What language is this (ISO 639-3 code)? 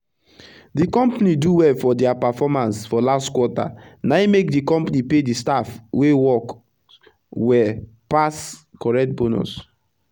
pcm